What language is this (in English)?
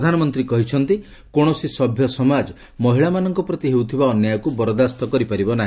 Odia